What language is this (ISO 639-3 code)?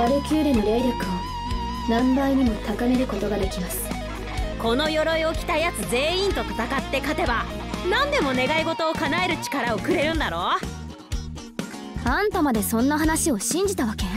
jpn